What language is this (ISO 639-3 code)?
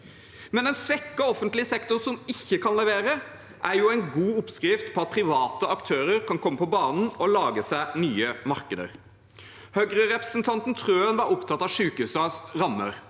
nor